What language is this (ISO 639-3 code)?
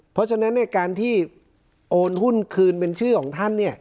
tha